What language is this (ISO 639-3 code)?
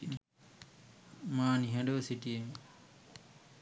sin